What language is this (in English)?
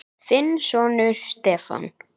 Icelandic